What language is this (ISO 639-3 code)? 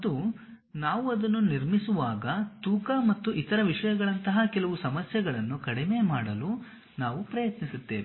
kan